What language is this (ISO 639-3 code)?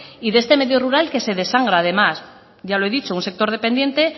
spa